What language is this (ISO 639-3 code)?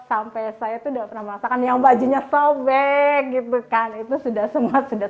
ind